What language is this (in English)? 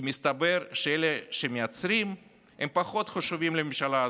Hebrew